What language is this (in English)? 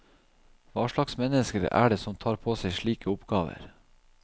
Norwegian